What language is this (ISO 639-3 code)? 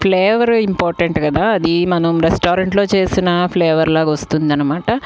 tel